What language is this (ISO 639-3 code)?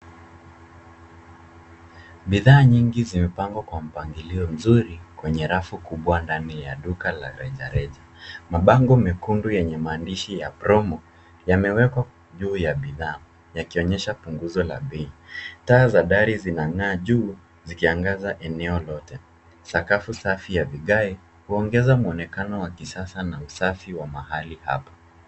swa